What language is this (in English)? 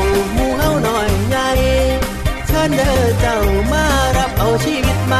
Thai